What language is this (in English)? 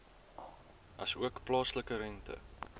Afrikaans